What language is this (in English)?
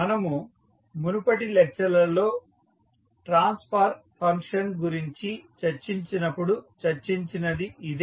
Telugu